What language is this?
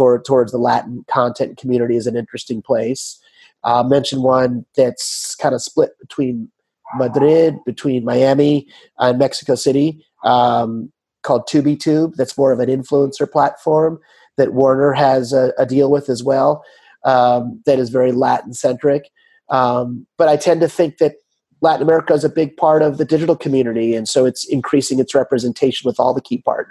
English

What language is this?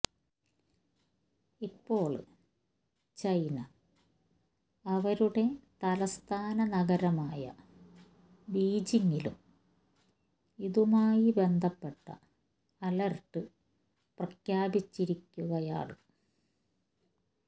Malayalam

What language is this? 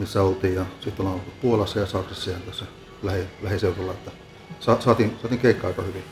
Finnish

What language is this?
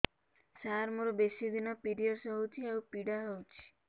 Odia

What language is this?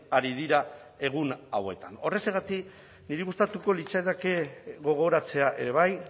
Basque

